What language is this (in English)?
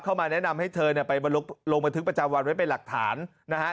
Thai